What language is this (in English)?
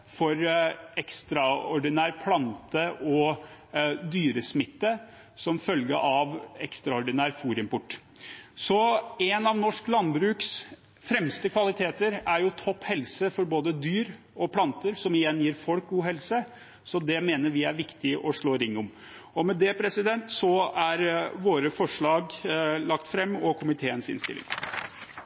Norwegian Bokmål